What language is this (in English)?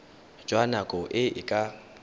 Tswana